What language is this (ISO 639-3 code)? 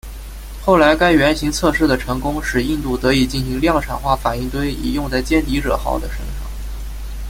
zho